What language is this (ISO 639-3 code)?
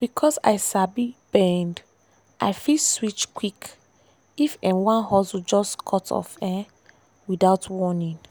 pcm